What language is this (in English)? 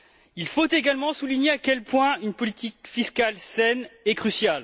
French